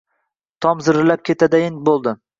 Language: Uzbek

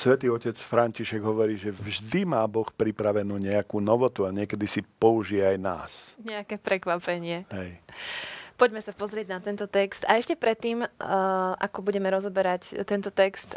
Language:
Slovak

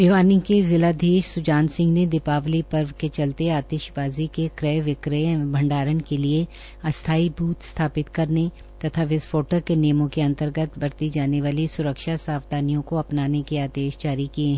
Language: Hindi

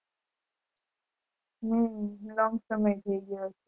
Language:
Gujarati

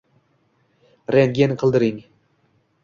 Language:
Uzbek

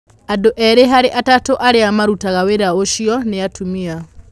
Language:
Kikuyu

